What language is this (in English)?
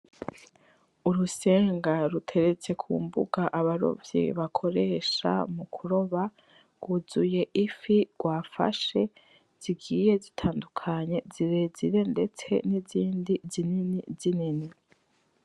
Rundi